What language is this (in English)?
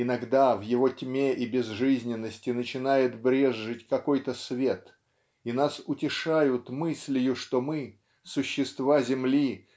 Russian